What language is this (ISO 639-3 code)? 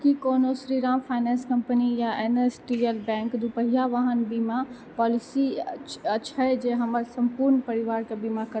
mai